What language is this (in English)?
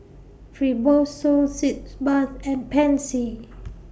English